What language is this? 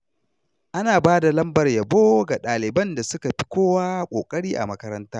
Hausa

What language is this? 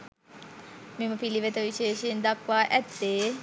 Sinhala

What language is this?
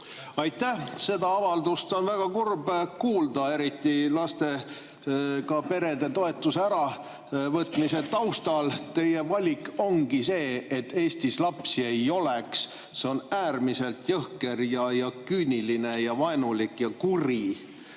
Estonian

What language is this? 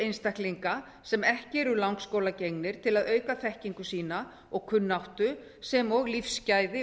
Icelandic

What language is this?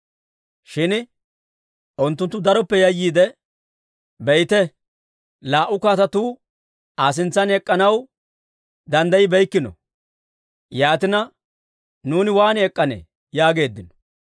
Dawro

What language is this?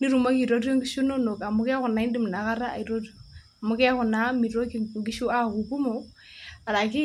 Masai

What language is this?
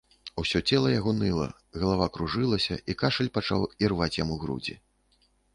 Belarusian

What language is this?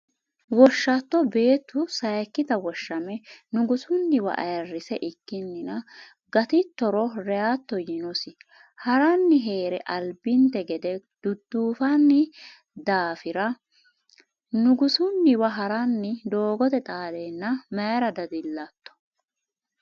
Sidamo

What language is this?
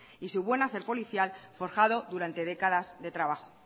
Spanish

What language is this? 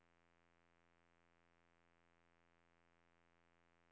Norwegian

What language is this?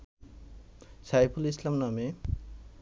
Bangla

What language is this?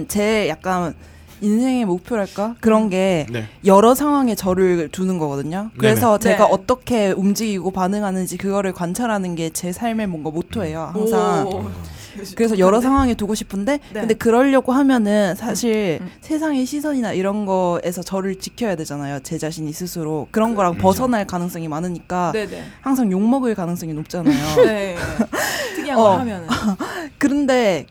Korean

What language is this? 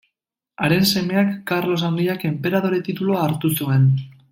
Basque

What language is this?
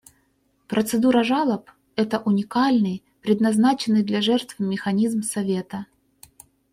Russian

